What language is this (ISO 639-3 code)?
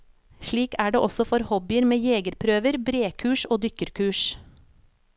nor